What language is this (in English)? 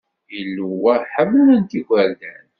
Kabyle